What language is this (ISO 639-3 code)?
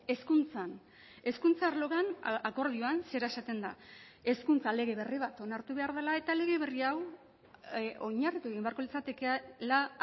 eus